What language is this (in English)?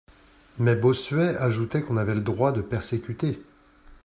French